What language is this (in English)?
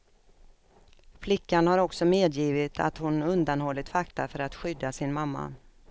Swedish